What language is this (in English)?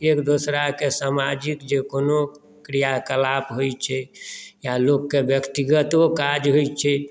Maithili